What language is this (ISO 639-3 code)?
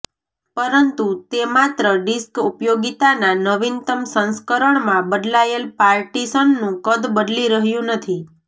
guj